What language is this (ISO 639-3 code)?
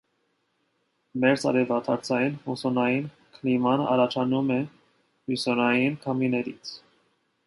hye